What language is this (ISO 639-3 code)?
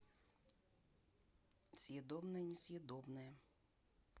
rus